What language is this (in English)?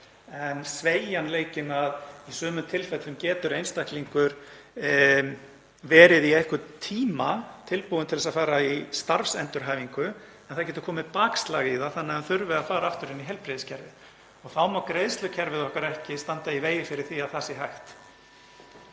Icelandic